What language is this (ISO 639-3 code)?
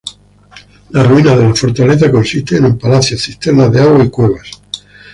spa